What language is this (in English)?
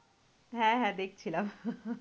Bangla